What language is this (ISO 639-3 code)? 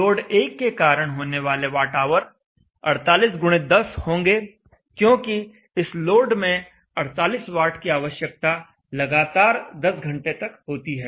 hin